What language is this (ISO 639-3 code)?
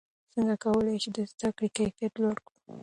pus